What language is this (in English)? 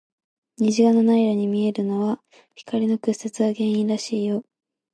Japanese